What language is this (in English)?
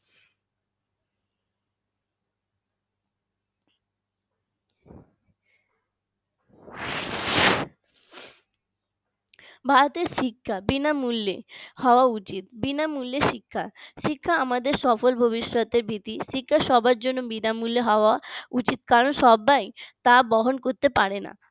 Bangla